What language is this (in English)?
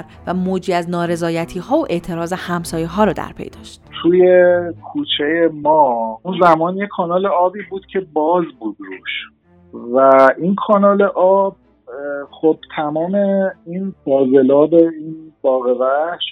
Persian